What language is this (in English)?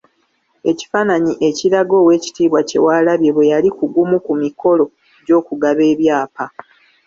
Ganda